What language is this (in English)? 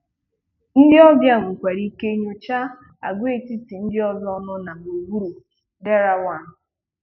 Igbo